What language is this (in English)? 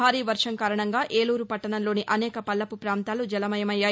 Telugu